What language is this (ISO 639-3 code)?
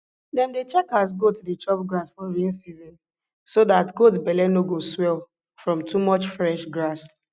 pcm